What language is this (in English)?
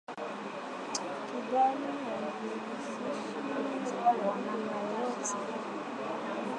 Swahili